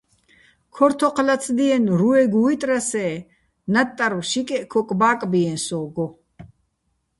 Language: Bats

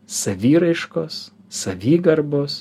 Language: Lithuanian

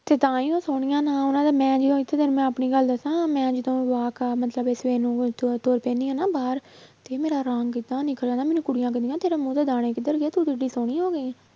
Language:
Punjabi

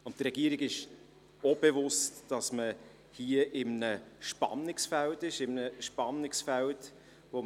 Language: Swiss German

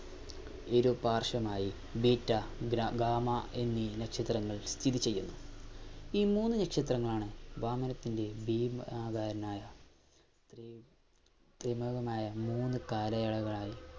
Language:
Malayalam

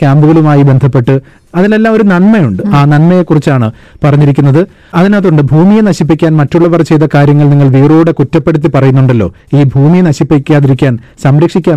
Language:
Malayalam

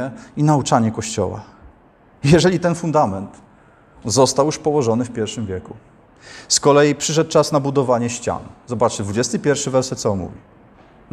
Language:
Polish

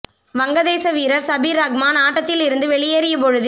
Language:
Tamil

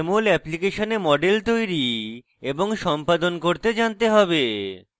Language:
Bangla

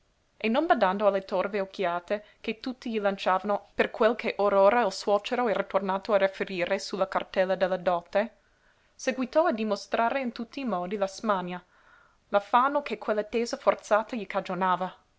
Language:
Italian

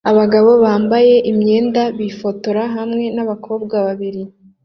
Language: Kinyarwanda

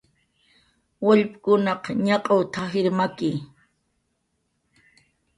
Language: Jaqaru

